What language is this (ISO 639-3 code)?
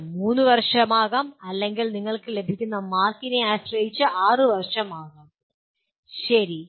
mal